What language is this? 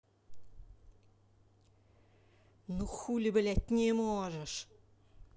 Russian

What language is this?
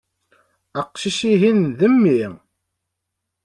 Kabyle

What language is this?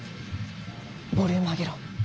Japanese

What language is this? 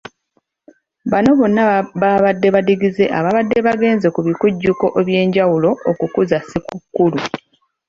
Ganda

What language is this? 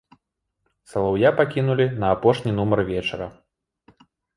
Belarusian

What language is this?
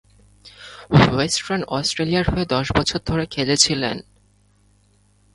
Bangla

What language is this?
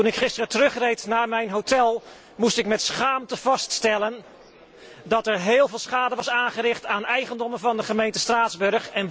Dutch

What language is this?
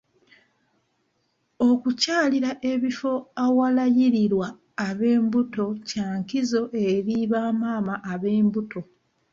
Ganda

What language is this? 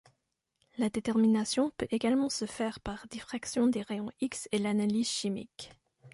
French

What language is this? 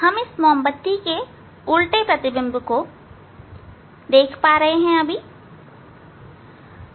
Hindi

